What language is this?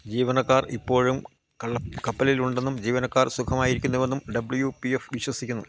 Malayalam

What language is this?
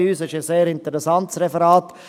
Swiss German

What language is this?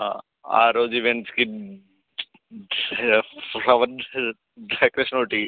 Telugu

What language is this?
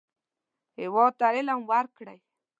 Pashto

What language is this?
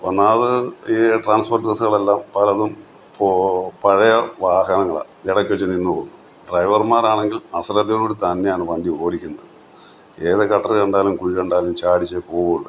Malayalam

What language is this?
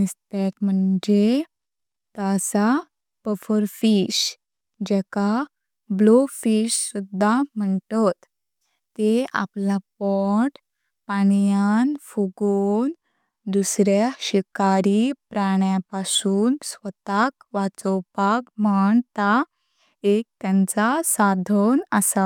Konkani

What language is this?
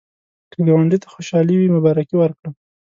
Pashto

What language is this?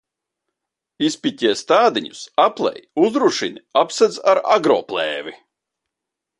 Latvian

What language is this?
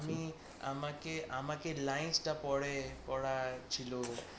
Bangla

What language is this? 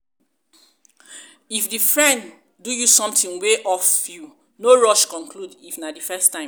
Nigerian Pidgin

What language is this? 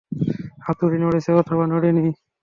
Bangla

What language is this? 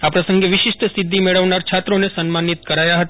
Gujarati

